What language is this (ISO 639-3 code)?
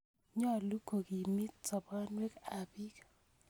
kln